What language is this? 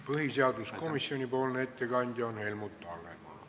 Estonian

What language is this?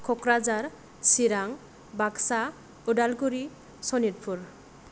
Bodo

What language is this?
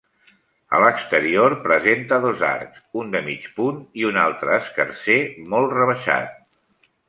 Catalan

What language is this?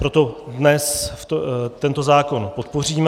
Czech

